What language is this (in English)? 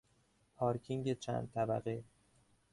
Persian